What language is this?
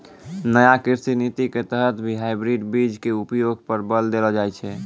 Maithili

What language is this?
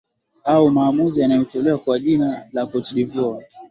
Swahili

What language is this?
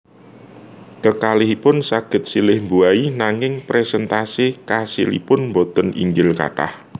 Javanese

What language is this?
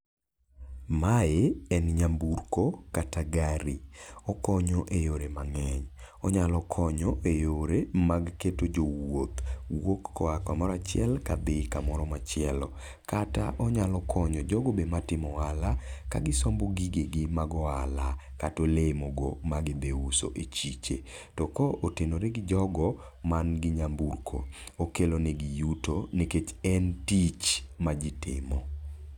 Luo (Kenya and Tanzania)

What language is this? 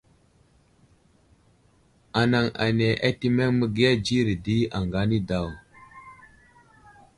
Wuzlam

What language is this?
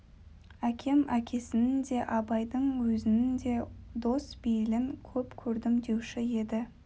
Kazakh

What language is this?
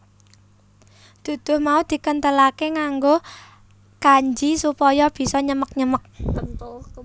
Javanese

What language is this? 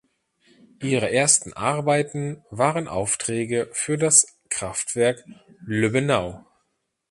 German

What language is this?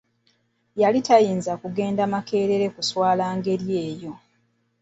Ganda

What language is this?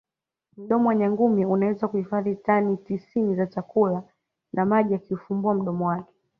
Swahili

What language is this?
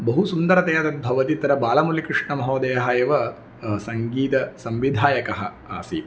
Sanskrit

